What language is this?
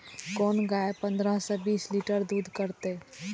Maithili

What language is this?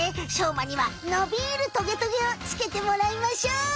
Japanese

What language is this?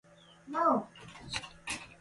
Gurgula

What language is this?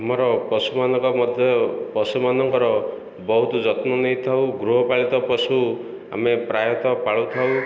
Odia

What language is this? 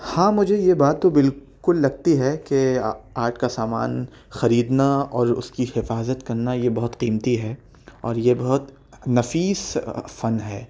Urdu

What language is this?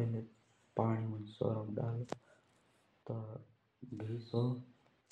Jaunsari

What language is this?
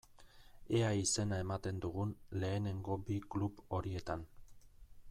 Basque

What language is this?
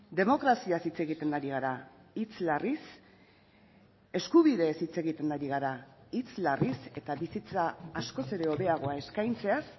Basque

